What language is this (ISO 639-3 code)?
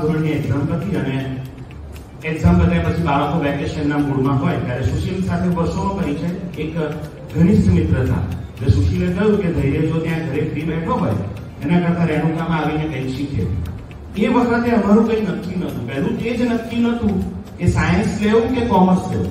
guj